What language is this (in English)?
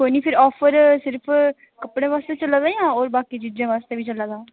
Dogri